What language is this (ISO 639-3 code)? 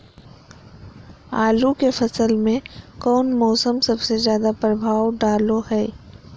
mag